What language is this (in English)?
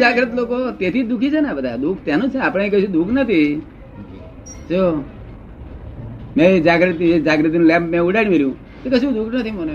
Gujarati